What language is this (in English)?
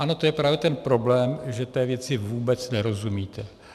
Czech